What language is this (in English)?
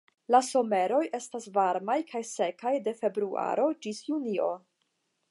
Esperanto